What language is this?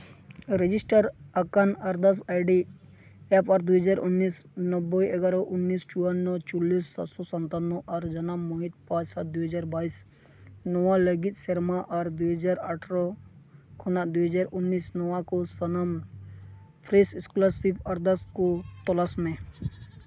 Santali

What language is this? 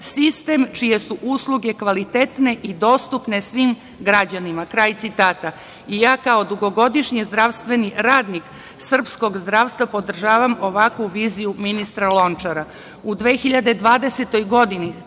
Serbian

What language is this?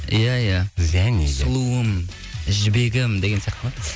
Kazakh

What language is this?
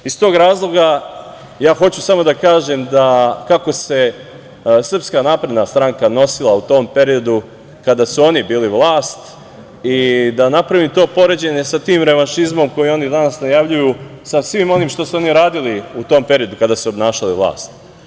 Serbian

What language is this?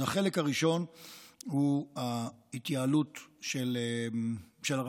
Hebrew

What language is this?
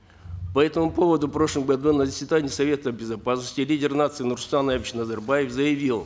Kazakh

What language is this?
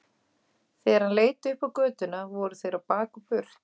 Icelandic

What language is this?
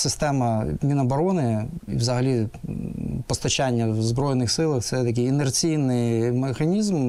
Ukrainian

